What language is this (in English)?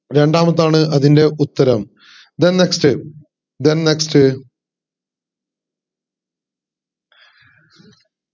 Malayalam